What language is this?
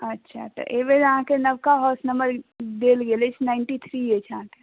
Maithili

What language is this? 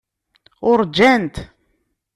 Kabyle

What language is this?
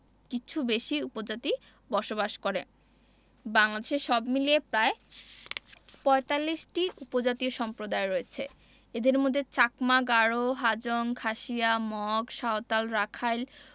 Bangla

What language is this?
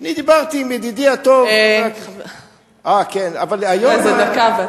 Hebrew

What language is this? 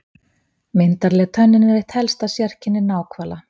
Icelandic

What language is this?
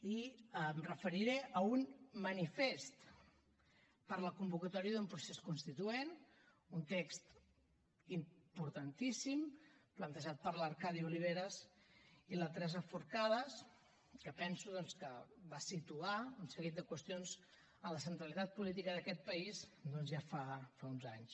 Catalan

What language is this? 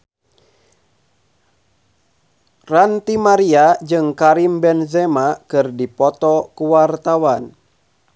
Sundanese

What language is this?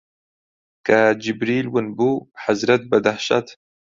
Central Kurdish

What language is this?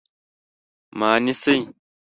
Pashto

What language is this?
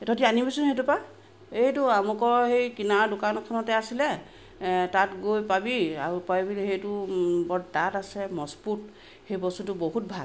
Assamese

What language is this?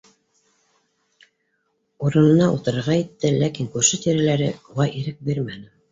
Bashkir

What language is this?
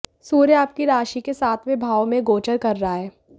Hindi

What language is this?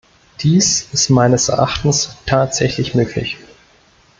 German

